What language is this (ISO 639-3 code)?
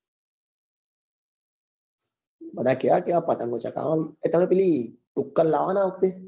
guj